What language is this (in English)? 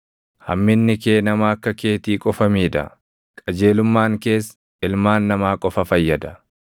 Oromo